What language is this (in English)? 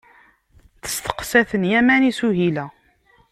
Kabyle